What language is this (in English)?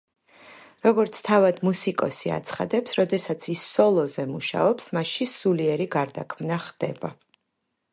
Georgian